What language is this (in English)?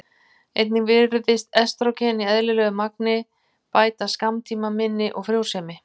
Icelandic